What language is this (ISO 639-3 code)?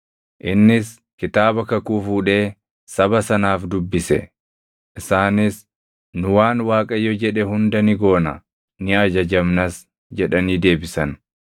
orm